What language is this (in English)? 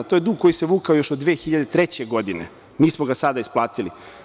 Serbian